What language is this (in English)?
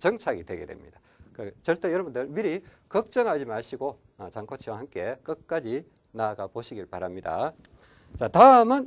Korean